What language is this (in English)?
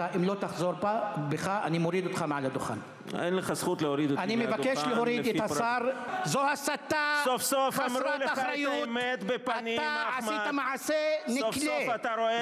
Hebrew